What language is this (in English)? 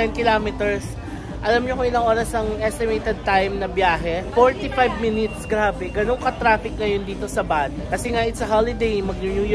Filipino